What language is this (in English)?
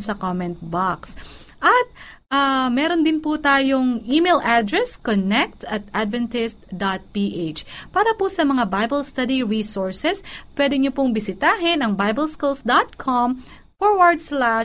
Filipino